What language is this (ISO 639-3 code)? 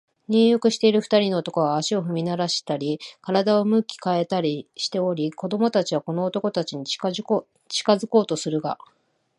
jpn